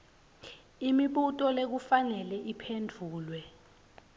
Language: Swati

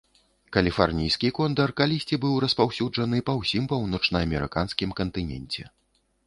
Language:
Belarusian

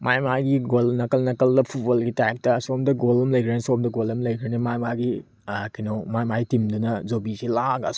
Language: Manipuri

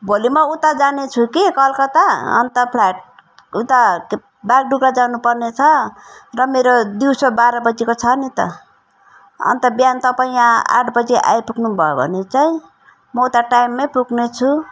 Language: Nepali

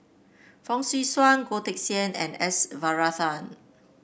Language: English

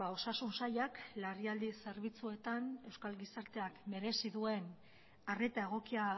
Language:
Basque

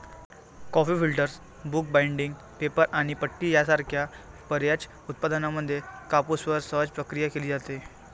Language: Marathi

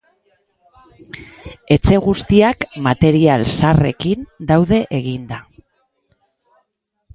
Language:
Basque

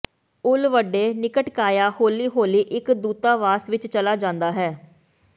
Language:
Punjabi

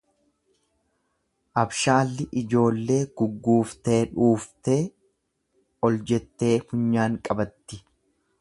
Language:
Oromo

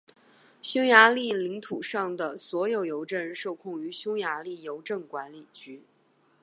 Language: Chinese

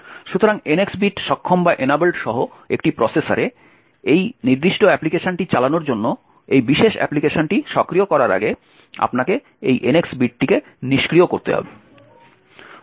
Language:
Bangla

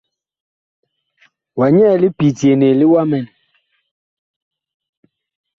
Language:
Bakoko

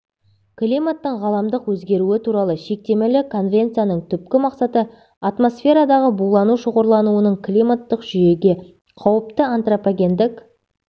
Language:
Kazakh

